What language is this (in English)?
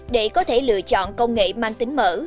Vietnamese